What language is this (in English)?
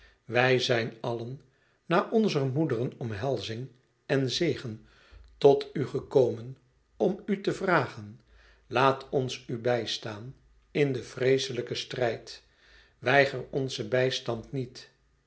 Dutch